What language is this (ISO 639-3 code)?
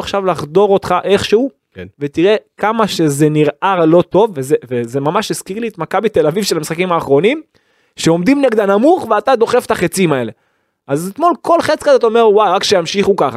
heb